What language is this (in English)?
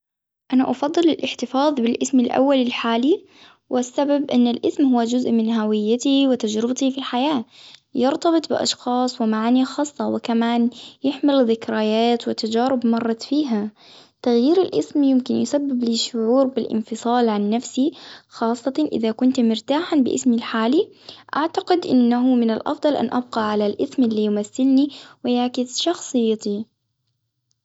Hijazi Arabic